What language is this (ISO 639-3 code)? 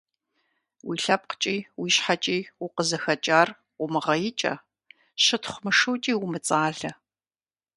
kbd